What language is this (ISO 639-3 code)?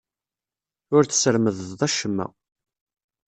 kab